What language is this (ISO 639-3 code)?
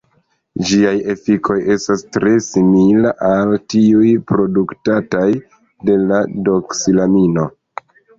epo